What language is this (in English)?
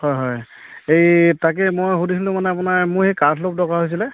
Assamese